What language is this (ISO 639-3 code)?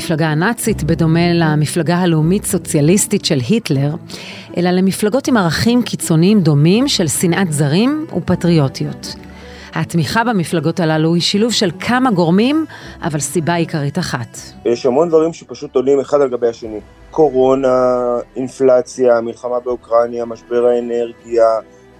heb